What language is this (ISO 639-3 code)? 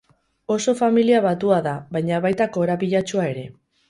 eus